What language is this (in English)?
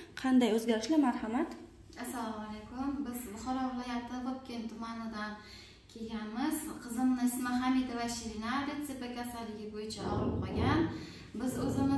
Turkish